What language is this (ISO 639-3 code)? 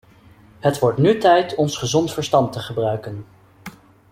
nld